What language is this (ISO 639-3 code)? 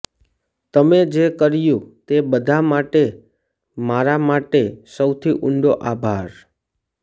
guj